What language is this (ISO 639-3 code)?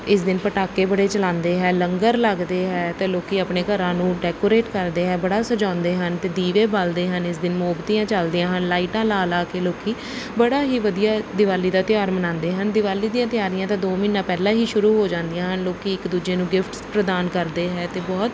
pan